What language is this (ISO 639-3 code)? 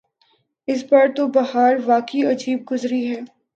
urd